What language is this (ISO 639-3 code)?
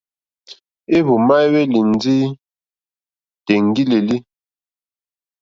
bri